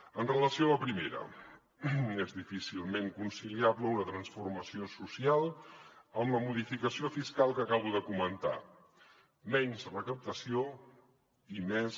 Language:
Catalan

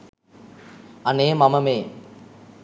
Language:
Sinhala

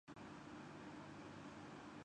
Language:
Urdu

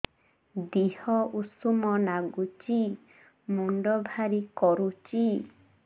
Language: Odia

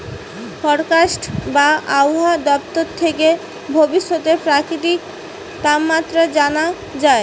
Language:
Bangla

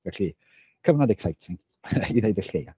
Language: Welsh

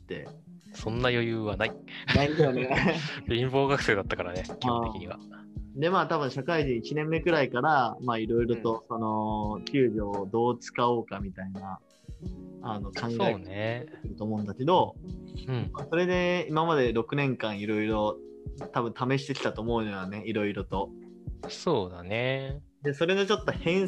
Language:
Japanese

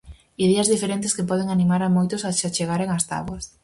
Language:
Galician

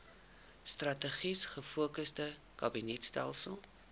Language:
Afrikaans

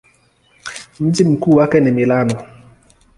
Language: Swahili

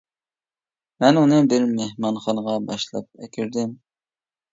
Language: Uyghur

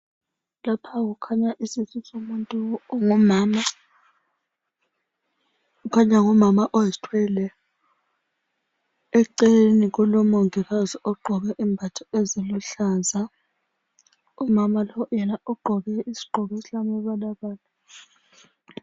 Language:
North Ndebele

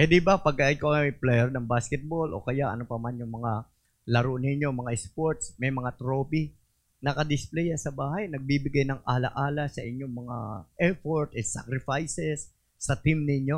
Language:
Filipino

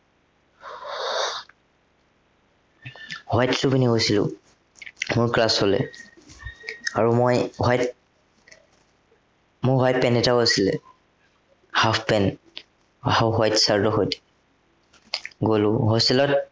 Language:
Assamese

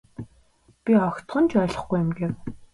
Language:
Mongolian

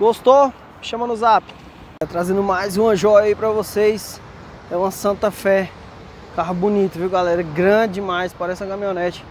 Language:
Portuguese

